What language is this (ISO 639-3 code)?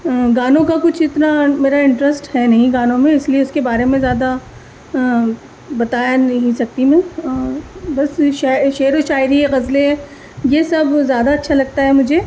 urd